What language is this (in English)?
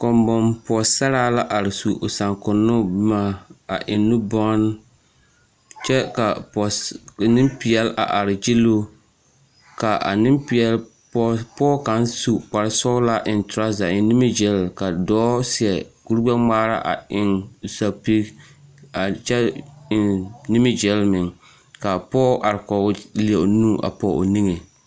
Southern Dagaare